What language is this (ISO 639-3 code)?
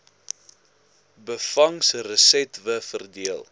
afr